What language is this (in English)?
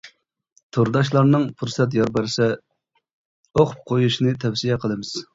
Uyghur